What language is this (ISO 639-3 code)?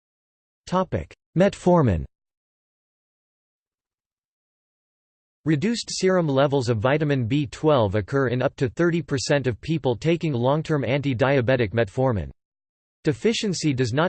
eng